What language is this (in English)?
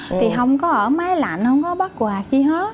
Vietnamese